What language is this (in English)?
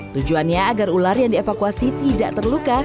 Indonesian